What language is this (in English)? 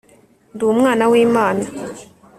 Kinyarwanda